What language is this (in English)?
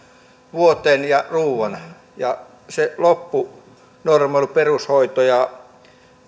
Finnish